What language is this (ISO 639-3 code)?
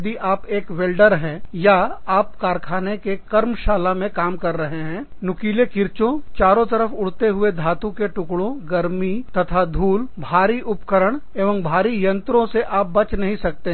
hin